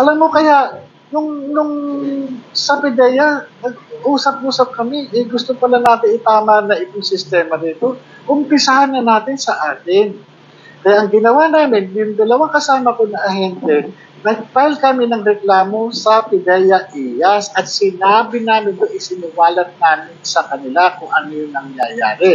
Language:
Filipino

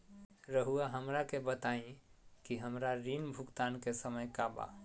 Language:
Magahi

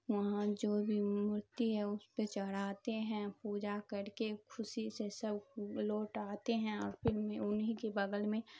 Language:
Urdu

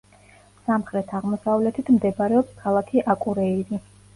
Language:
Georgian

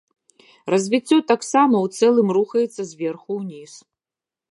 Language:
Belarusian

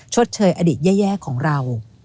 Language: Thai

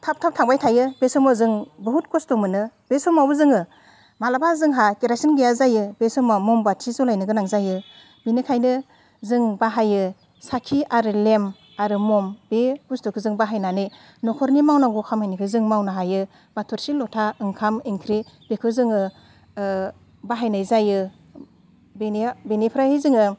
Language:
Bodo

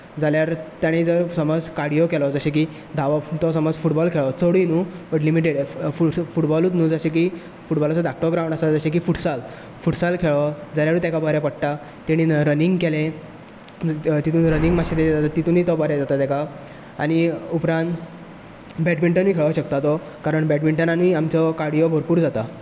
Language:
Konkani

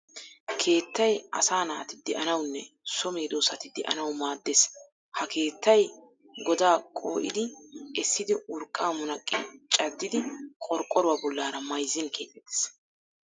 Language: Wolaytta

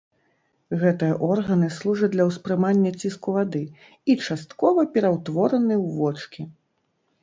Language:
Belarusian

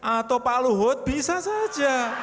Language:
Indonesian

